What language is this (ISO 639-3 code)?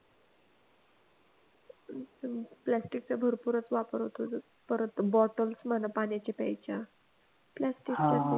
mar